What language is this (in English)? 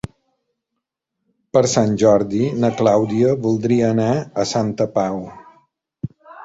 Catalan